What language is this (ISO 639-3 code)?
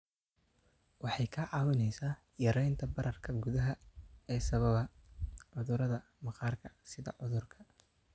som